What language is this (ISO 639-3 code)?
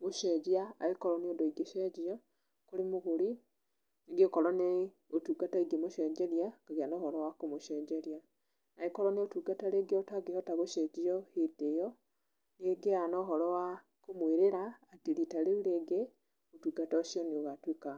kik